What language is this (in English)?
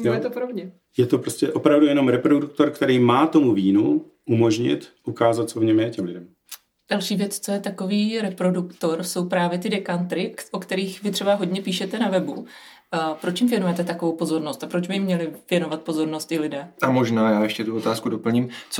Czech